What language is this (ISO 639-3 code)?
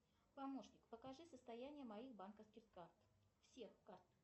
rus